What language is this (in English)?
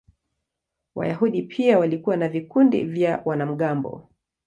Swahili